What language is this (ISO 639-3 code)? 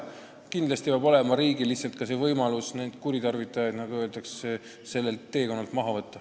est